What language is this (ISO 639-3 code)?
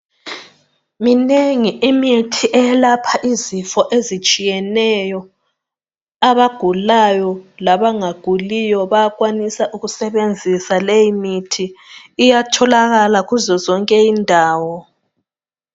nde